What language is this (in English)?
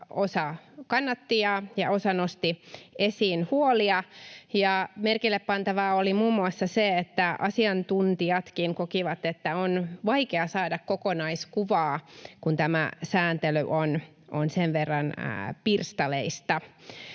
Finnish